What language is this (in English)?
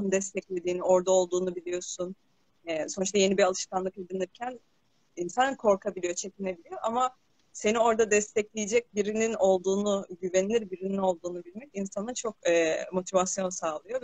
Turkish